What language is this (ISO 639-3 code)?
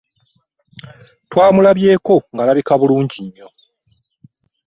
lug